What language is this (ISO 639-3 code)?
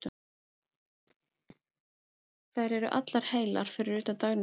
isl